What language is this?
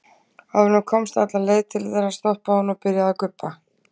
Icelandic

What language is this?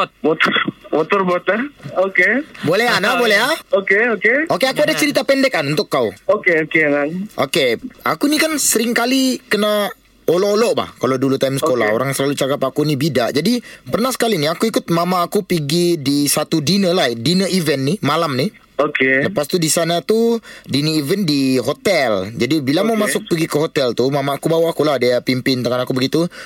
Malay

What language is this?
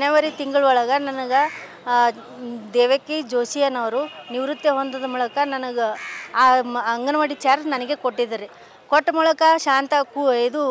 Arabic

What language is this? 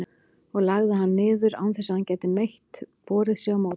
Icelandic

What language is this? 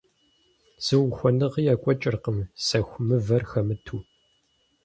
Kabardian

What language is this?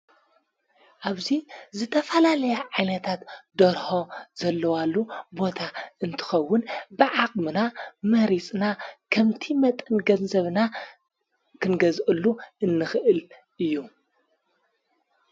Tigrinya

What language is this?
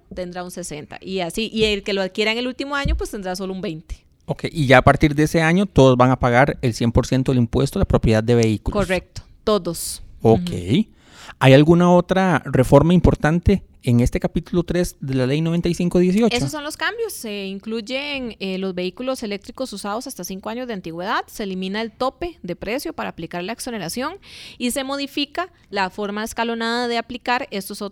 Spanish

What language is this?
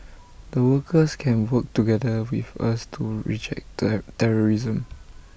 English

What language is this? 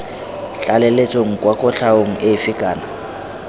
Tswana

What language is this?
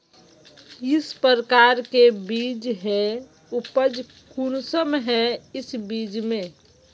Magahi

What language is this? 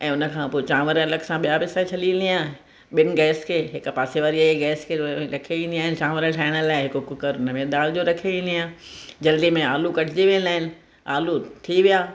Sindhi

